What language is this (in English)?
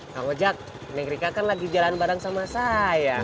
Indonesian